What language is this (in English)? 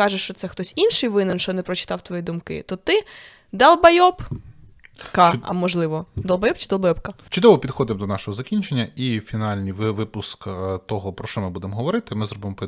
Ukrainian